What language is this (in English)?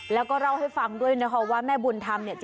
Thai